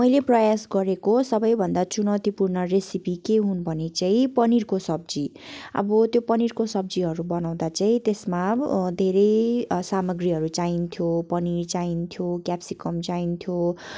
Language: Nepali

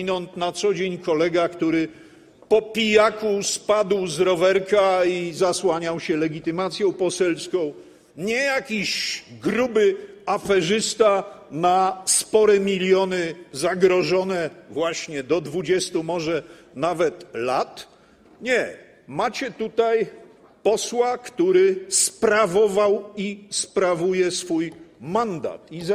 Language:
Polish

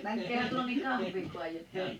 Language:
Finnish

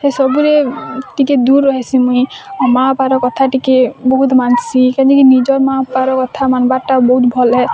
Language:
Odia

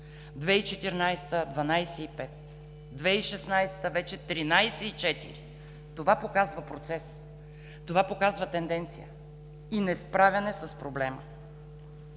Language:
Bulgarian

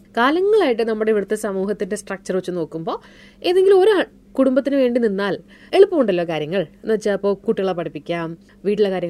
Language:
Malayalam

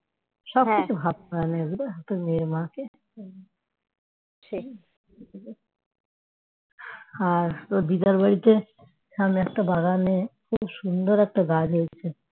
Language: Bangla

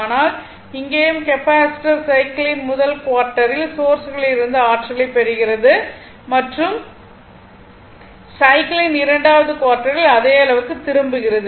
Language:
Tamil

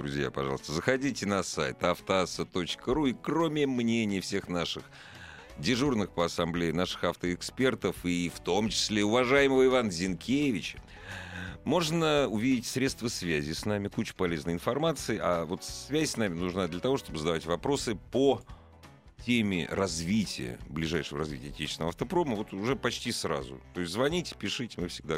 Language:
Russian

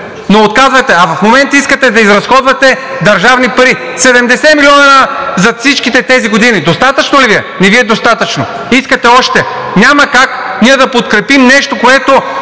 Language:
Bulgarian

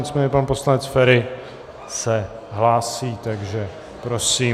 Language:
Czech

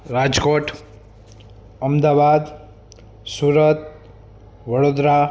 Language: Gujarati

